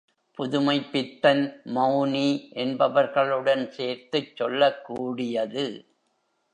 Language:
Tamil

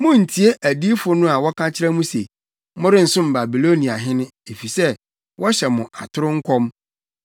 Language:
Akan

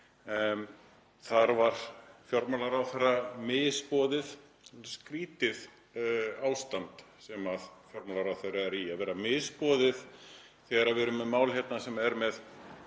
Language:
Icelandic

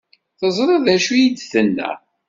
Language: Kabyle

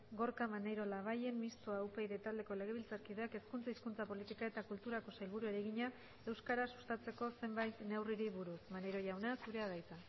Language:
Basque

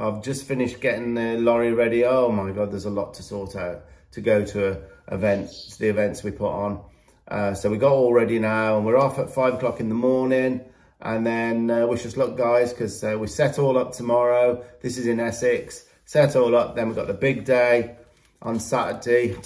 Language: English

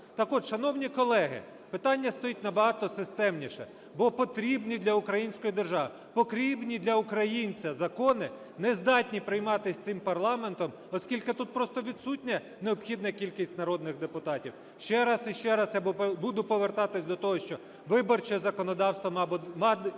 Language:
Ukrainian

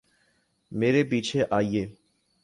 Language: Urdu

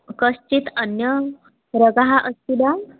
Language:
Sanskrit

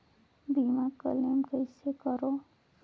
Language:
Chhattisgarhi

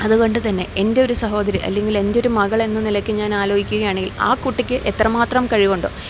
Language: Malayalam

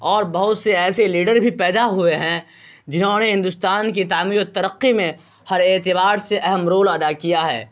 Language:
Urdu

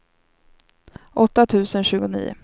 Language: Swedish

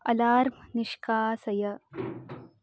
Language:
Sanskrit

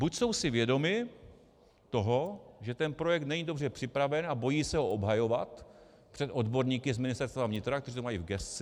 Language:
Czech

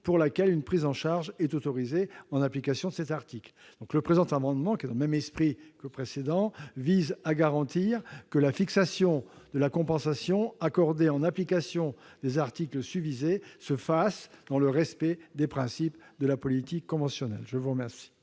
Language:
French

